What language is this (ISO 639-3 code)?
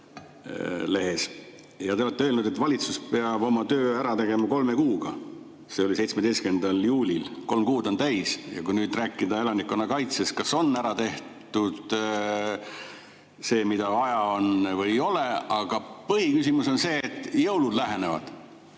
est